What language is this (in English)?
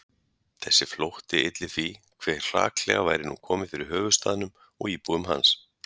Icelandic